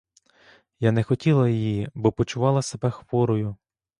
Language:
Ukrainian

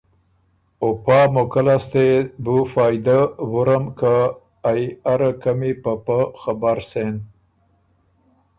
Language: Ormuri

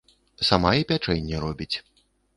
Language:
Belarusian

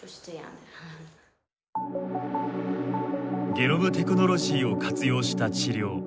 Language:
Japanese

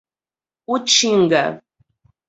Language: Portuguese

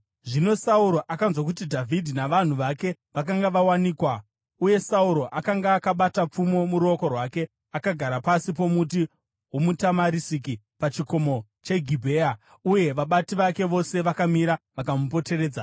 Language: Shona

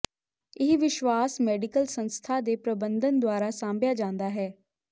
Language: Punjabi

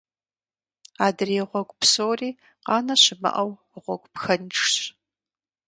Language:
Kabardian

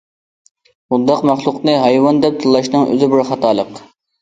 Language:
Uyghur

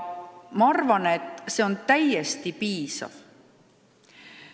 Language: Estonian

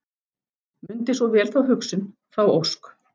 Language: Icelandic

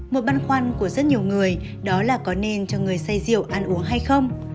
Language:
Vietnamese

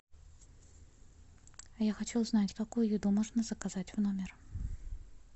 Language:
Russian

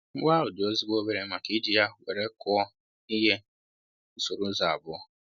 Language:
Igbo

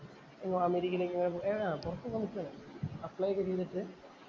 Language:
Malayalam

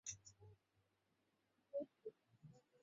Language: Bangla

